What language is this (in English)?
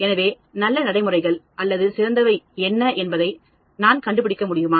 Tamil